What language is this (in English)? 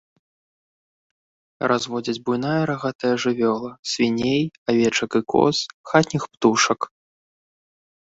Belarusian